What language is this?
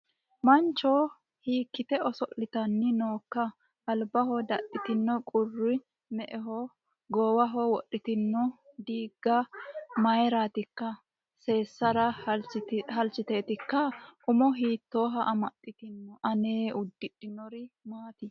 Sidamo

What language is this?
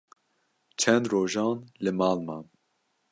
Kurdish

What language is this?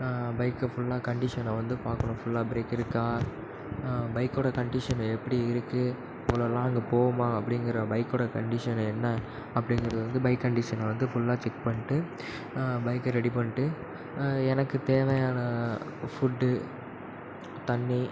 Tamil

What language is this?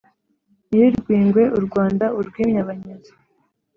Kinyarwanda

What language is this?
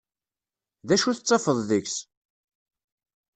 Kabyle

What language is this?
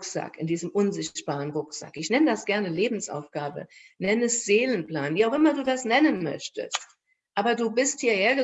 German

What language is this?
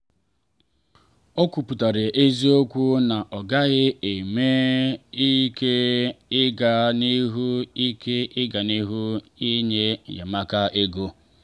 Igbo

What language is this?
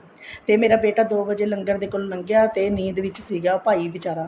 Punjabi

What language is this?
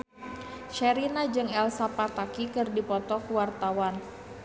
Sundanese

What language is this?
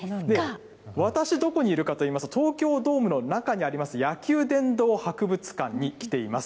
Japanese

